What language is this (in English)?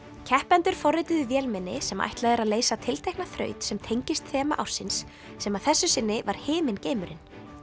Icelandic